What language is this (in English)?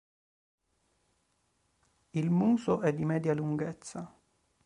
Italian